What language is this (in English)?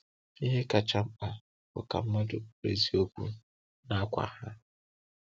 Igbo